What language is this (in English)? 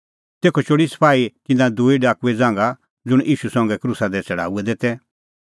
Kullu Pahari